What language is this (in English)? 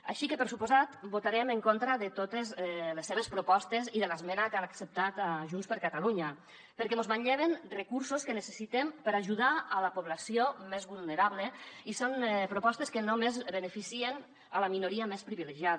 Catalan